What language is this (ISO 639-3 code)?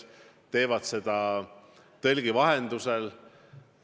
est